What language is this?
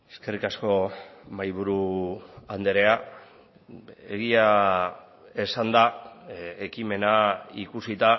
Basque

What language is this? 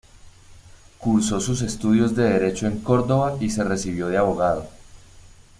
Spanish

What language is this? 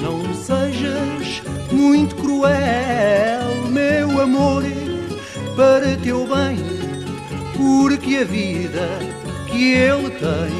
Portuguese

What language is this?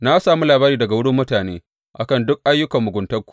Hausa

